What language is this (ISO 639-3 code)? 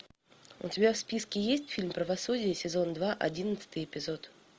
rus